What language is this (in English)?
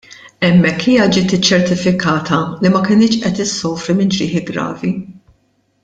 Maltese